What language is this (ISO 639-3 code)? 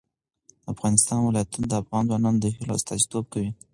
pus